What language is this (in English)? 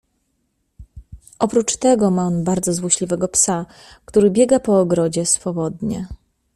Polish